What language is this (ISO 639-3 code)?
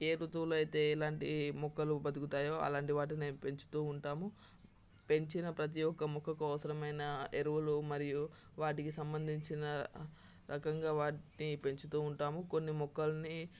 tel